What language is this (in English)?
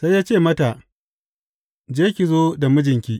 Hausa